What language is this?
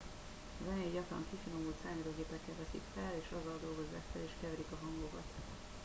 Hungarian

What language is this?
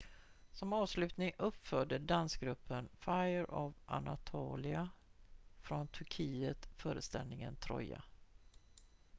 Swedish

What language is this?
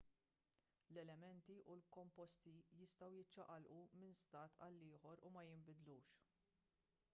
Maltese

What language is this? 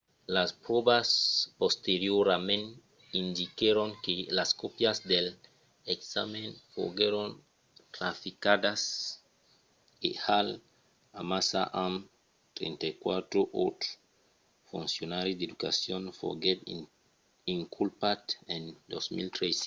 Occitan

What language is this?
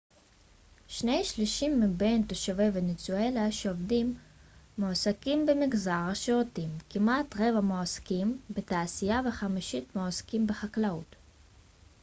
Hebrew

